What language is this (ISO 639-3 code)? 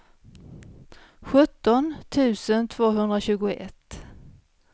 swe